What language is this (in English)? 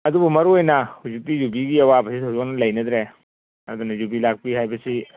Manipuri